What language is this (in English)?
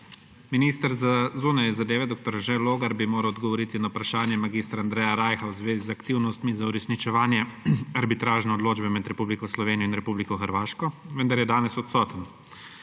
Slovenian